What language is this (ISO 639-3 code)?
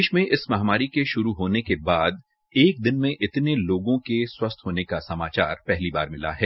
hin